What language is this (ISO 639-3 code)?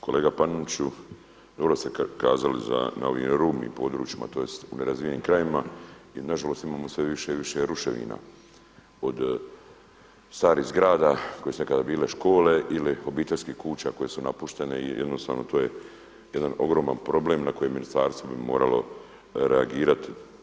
hrv